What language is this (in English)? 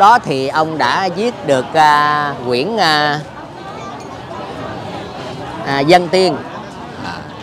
Vietnamese